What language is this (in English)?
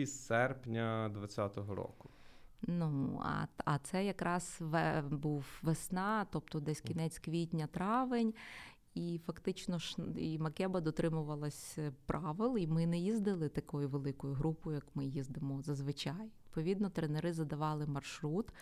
Ukrainian